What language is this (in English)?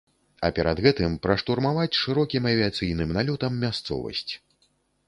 Belarusian